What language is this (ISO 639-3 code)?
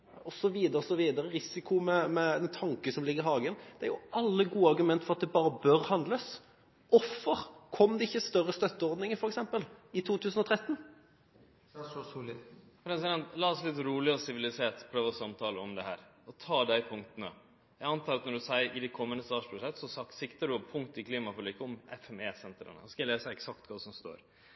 nor